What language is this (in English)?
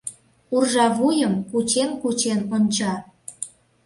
Mari